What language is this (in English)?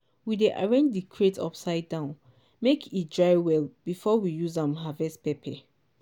Nigerian Pidgin